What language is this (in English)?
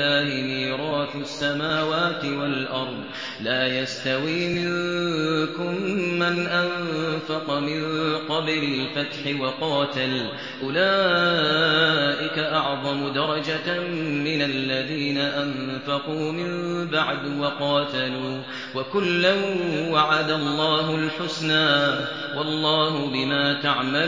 Arabic